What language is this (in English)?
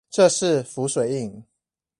Chinese